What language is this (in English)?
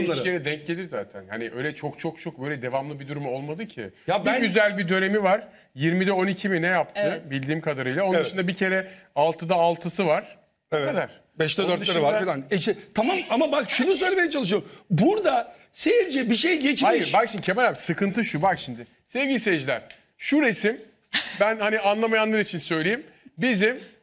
Turkish